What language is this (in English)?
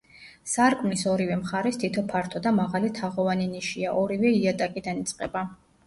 Georgian